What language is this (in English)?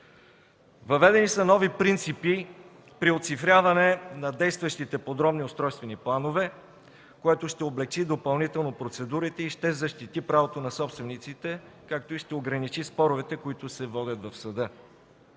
Bulgarian